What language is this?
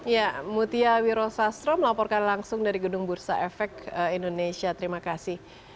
Indonesian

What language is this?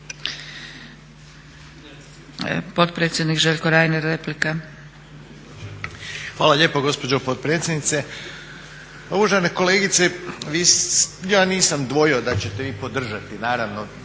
Croatian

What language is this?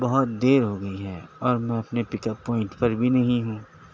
Urdu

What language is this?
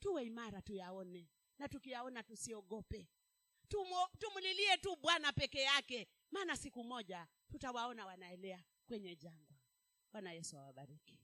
Swahili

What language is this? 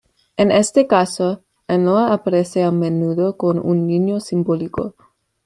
Spanish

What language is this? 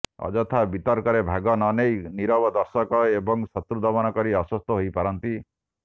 Odia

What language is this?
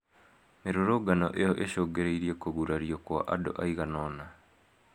Kikuyu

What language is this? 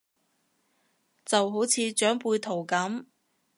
Cantonese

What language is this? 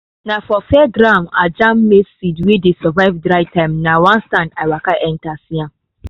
Nigerian Pidgin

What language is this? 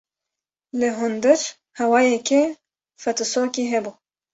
Kurdish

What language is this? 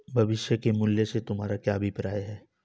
Hindi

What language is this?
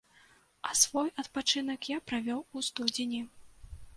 Belarusian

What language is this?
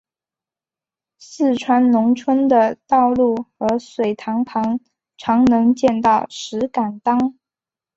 Chinese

